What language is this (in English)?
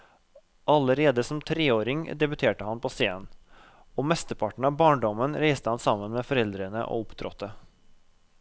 Norwegian